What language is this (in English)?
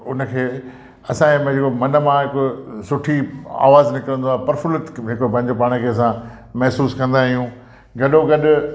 Sindhi